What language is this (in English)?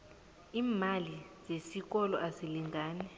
South Ndebele